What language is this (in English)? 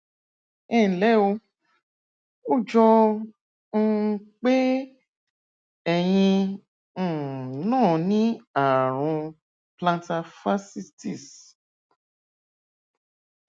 Yoruba